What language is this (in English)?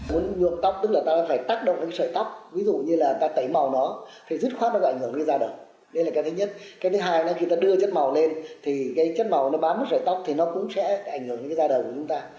Vietnamese